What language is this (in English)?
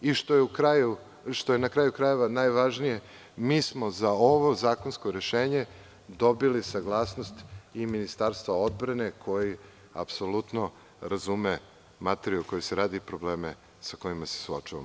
Serbian